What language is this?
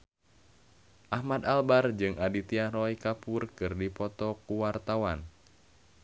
Sundanese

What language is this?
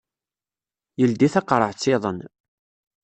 Kabyle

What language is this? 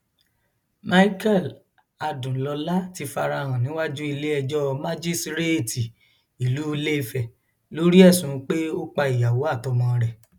Yoruba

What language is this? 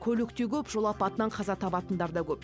Kazakh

